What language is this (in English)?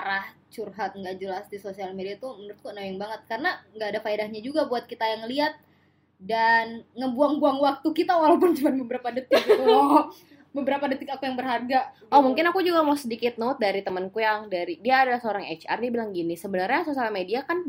Indonesian